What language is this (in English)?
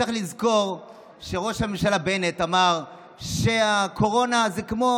Hebrew